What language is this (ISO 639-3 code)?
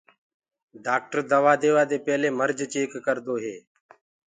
ggg